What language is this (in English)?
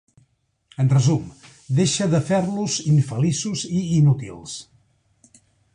Catalan